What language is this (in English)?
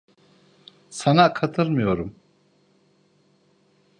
Turkish